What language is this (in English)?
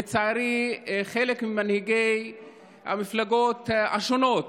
Hebrew